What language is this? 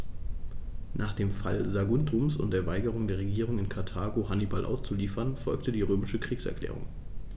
German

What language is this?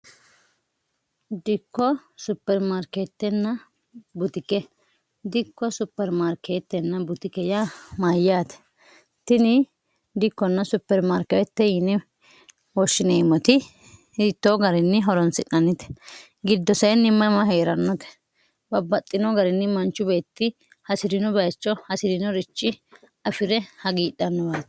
Sidamo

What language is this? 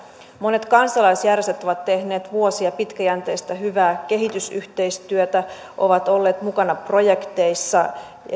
Finnish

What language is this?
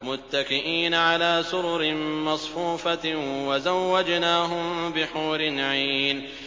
Arabic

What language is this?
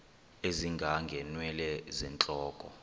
Xhosa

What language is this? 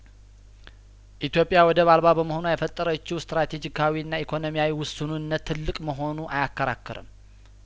Amharic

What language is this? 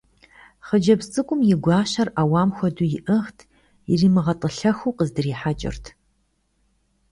Kabardian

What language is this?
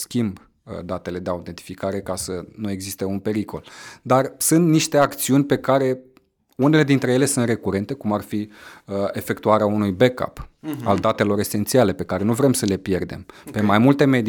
Romanian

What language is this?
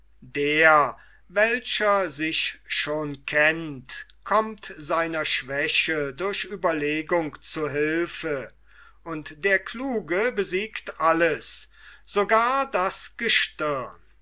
German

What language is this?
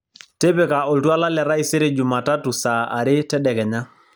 Masai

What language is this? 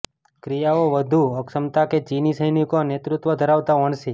Gujarati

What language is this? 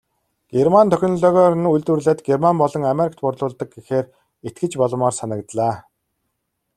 Mongolian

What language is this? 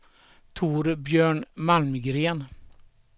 Swedish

